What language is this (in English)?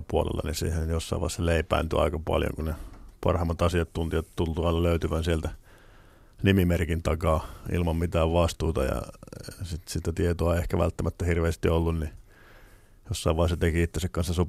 Finnish